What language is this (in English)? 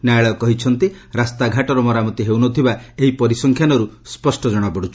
Odia